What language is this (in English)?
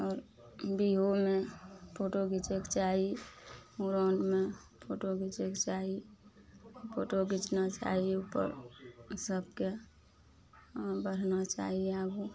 Maithili